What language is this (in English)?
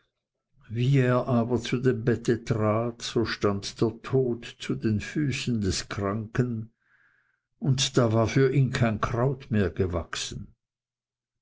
German